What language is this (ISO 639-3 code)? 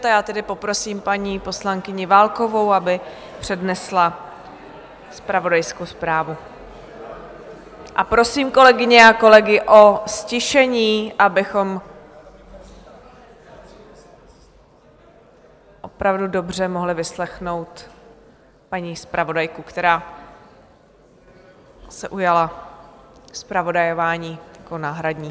ces